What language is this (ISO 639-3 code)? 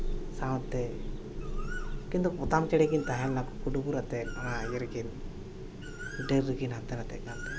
sat